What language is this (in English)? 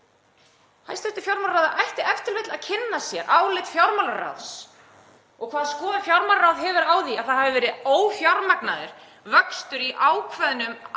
Icelandic